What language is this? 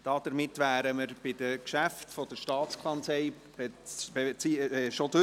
Swiss German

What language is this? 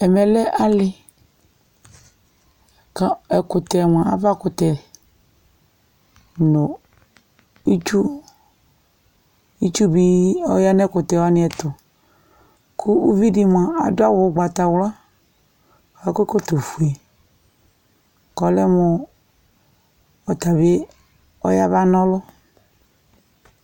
Ikposo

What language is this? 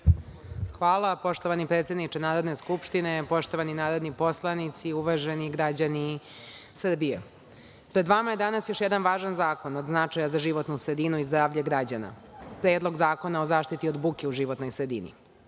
Serbian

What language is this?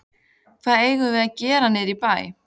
Icelandic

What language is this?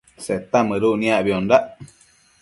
Matsés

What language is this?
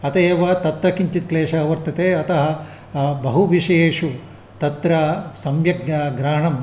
Sanskrit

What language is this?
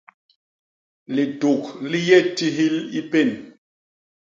Basaa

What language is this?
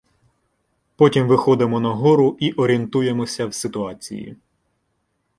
Ukrainian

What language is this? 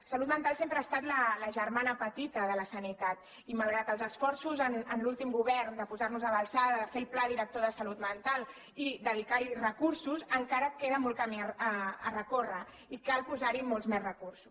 Catalan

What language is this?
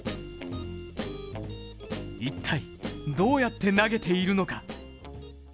Japanese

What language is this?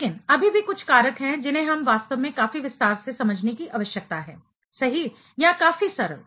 Hindi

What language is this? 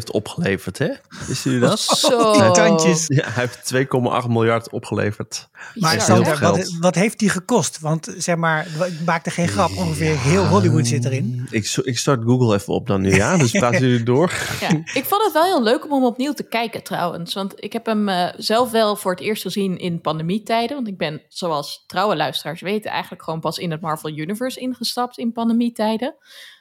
Dutch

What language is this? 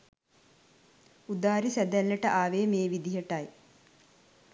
Sinhala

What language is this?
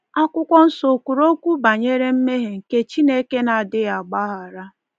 Igbo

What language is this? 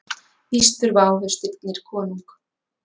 Icelandic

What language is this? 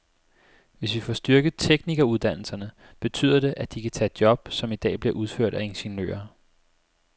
Danish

